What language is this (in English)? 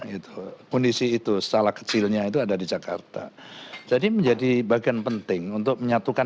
Indonesian